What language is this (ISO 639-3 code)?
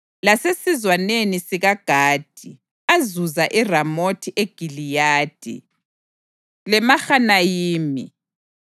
nde